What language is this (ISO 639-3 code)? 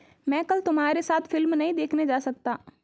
hin